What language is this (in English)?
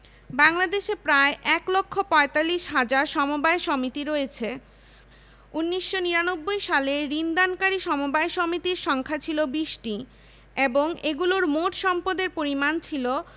Bangla